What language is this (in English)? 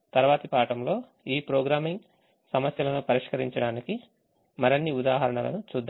Telugu